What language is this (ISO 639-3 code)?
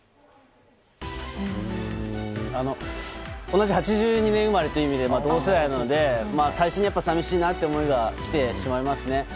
jpn